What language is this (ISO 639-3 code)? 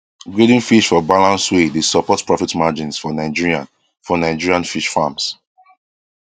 pcm